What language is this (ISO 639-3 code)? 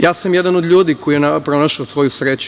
srp